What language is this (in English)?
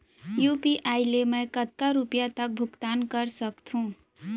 Chhattisgarhi